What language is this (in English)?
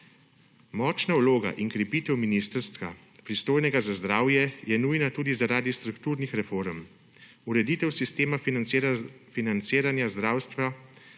Slovenian